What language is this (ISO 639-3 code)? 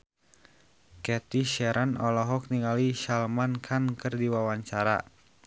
sun